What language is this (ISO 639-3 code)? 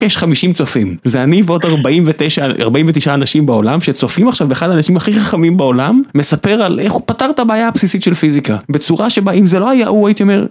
heb